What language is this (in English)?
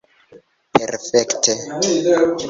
Esperanto